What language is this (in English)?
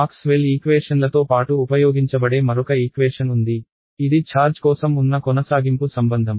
Telugu